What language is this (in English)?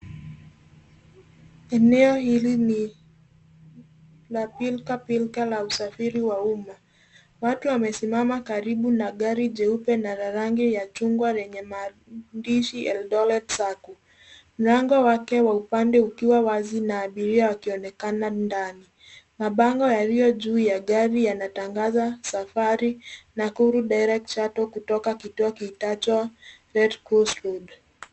Swahili